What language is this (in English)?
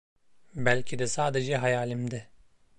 Turkish